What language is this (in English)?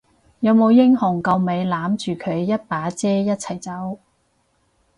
Cantonese